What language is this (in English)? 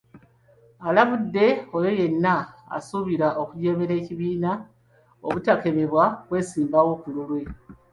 Ganda